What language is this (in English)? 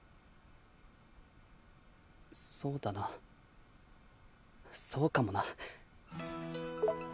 Japanese